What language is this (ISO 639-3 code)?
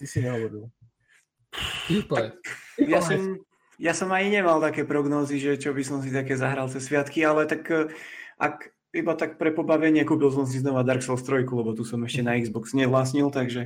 slk